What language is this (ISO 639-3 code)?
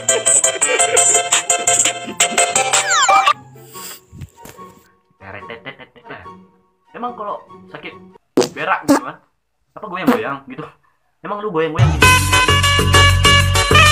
ind